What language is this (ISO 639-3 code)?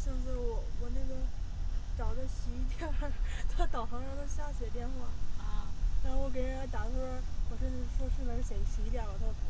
zho